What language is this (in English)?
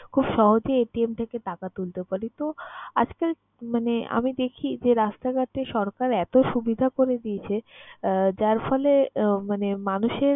Bangla